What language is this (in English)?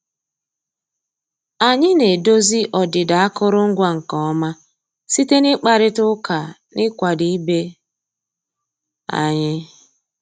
Igbo